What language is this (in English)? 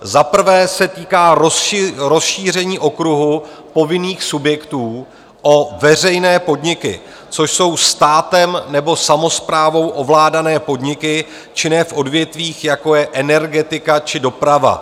Czech